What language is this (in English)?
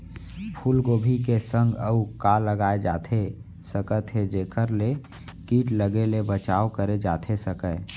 Chhattisgarhi